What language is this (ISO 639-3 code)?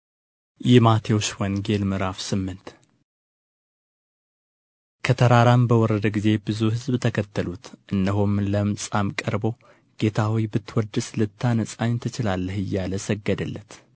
amh